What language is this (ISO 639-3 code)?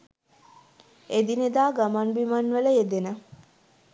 sin